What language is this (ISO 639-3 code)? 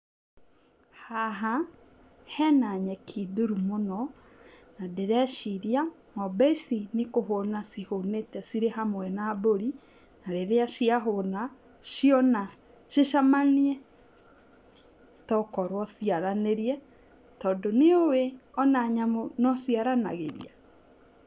kik